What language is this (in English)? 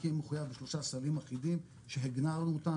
Hebrew